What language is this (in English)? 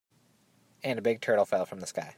English